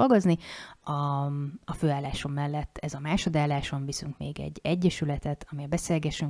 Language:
Hungarian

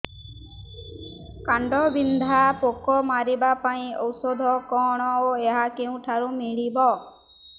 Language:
Odia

